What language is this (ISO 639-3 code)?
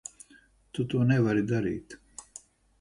lav